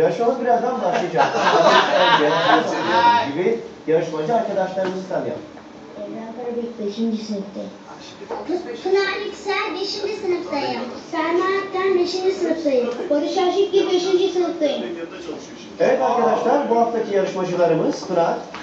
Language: Turkish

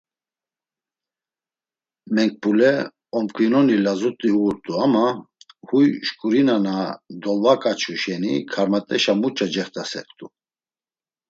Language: Laz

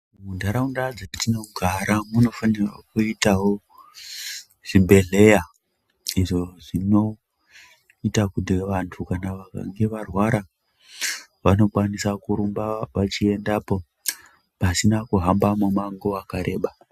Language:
Ndau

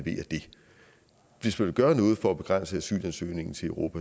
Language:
Danish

